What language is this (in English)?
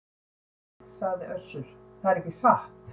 Icelandic